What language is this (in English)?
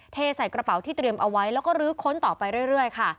Thai